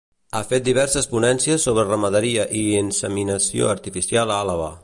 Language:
Catalan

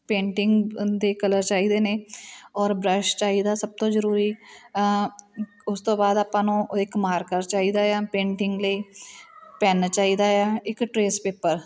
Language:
Punjabi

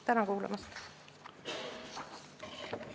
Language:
Estonian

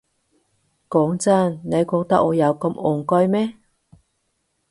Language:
Cantonese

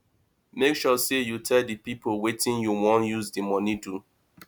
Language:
Nigerian Pidgin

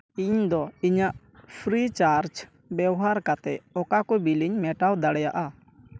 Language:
Santali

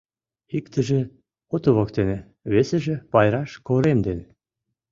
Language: Mari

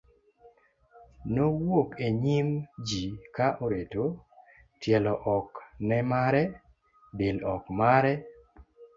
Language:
Luo (Kenya and Tanzania)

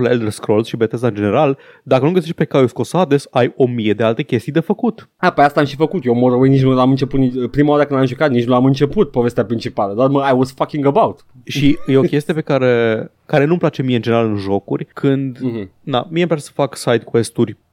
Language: Romanian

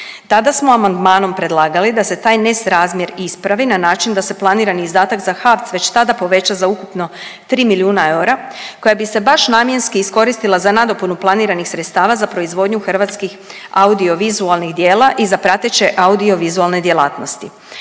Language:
Croatian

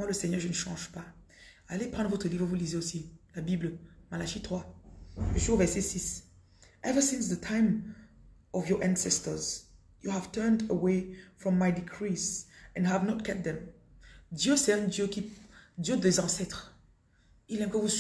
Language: French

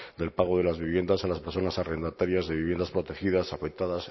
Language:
Spanish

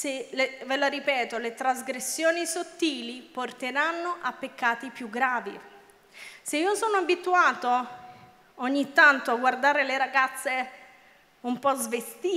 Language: Italian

